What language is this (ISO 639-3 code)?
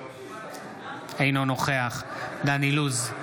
heb